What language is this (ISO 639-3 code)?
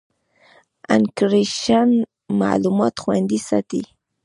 pus